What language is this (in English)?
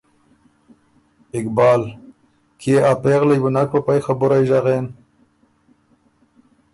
Ormuri